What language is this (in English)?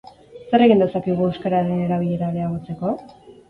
Basque